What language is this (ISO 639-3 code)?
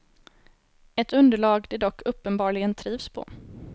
swe